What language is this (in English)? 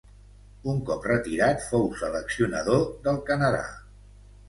Catalan